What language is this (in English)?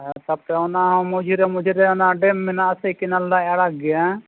Santali